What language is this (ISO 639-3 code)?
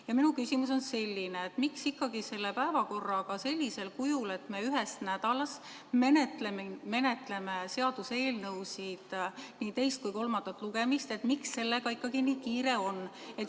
est